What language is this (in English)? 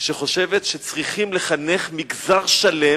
Hebrew